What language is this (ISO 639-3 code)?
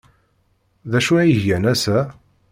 kab